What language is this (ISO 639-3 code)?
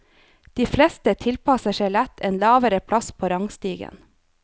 nor